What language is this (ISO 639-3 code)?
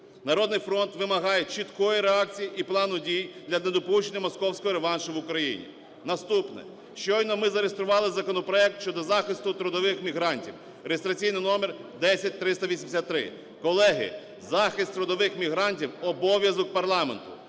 ukr